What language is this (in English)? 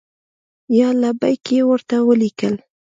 Pashto